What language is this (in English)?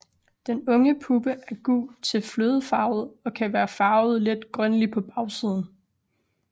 Danish